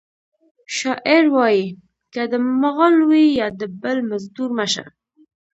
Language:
Pashto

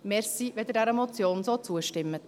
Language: Swiss German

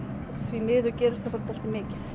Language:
Icelandic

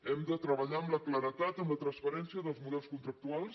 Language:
Catalan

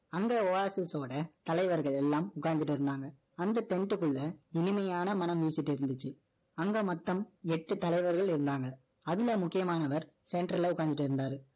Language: Tamil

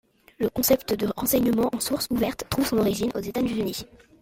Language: French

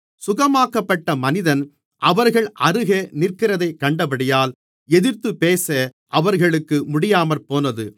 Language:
Tamil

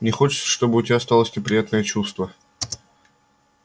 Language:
Russian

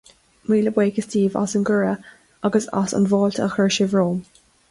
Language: Irish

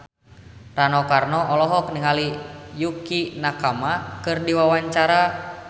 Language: Sundanese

